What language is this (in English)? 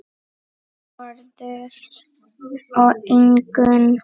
Icelandic